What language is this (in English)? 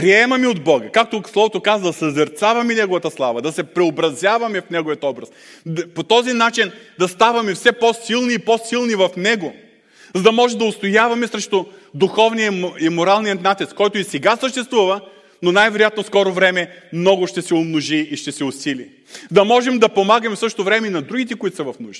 Bulgarian